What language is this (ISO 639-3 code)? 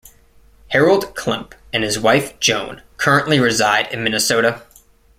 eng